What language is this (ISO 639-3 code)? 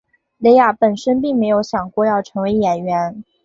zho